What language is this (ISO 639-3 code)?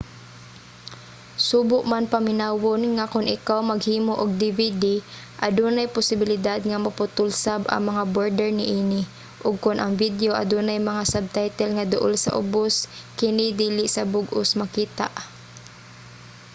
ceb